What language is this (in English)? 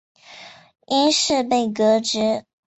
Chinese